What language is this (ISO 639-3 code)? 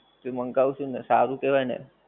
guj